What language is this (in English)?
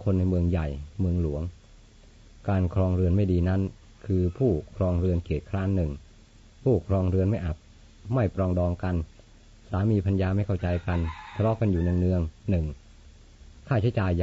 Thai